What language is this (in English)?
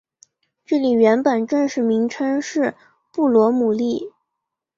Chinese